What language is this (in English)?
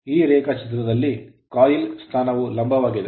Kannada